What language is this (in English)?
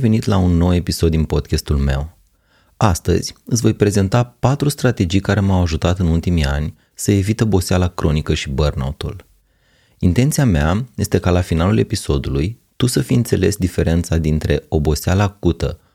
Romanian